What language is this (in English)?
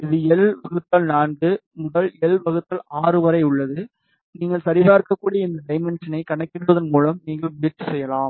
Tamil